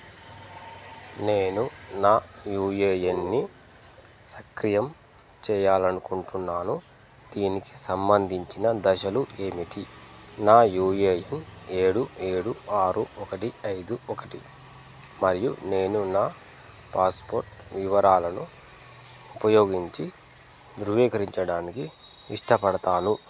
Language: Telugu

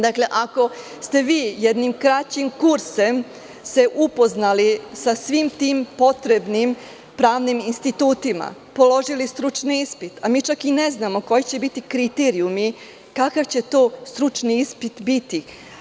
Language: Serbian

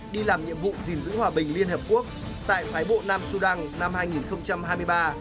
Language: Vietnamese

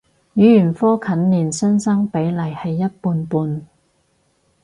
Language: Cantonese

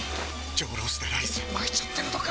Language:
Japanese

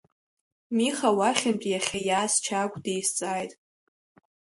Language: Abkhazian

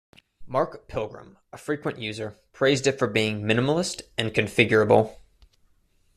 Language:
English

